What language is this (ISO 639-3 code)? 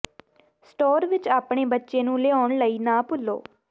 pan